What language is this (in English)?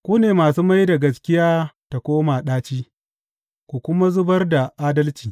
Hausa